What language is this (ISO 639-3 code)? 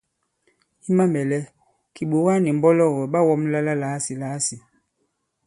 abb